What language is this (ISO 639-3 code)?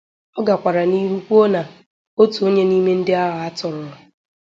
ibo